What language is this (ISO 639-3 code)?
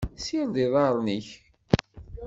kab